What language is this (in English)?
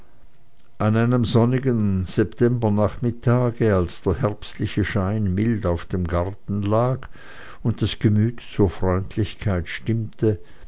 German